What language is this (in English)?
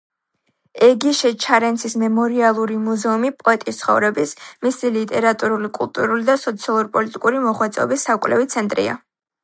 Georgian